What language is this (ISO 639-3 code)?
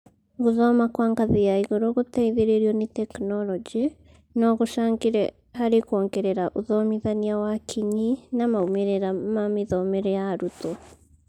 kik